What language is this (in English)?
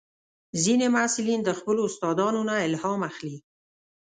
Pashto